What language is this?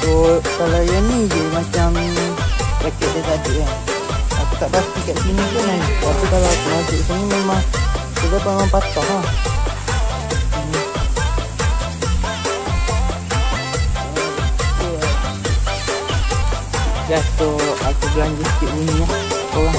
Malay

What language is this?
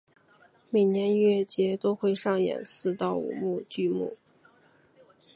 Chinese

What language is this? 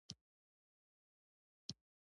Pashto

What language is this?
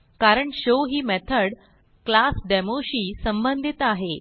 Marathi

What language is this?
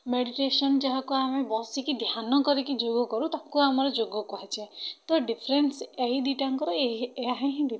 Odia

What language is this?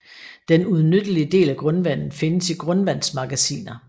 Danish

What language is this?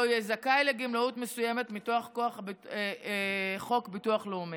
Hebrew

